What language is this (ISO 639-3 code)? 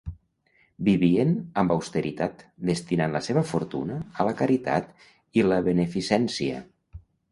cat